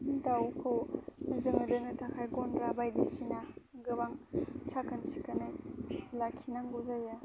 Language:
Bodo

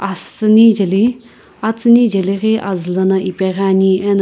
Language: Sumi Naga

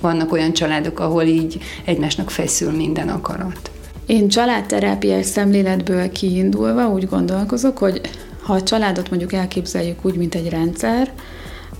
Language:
Hungarian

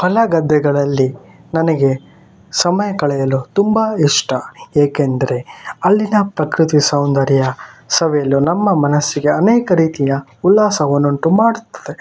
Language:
Kannada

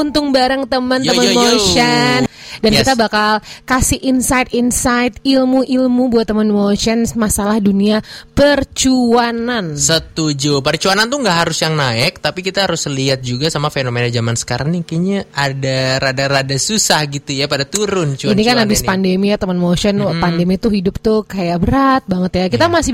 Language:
Indonesian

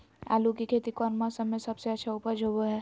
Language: Magahi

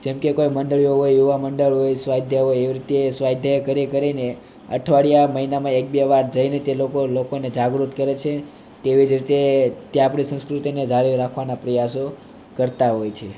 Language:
Gujarati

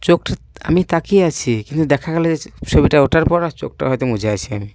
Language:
Bangla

